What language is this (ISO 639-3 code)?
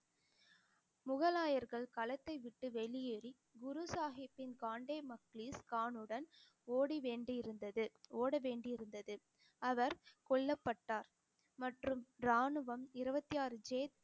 tam